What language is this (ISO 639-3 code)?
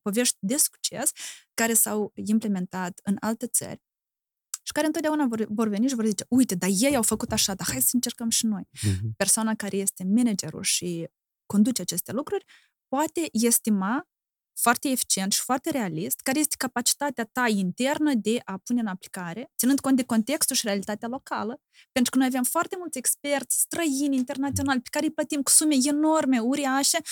ron